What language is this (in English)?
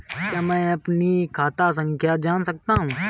Hindi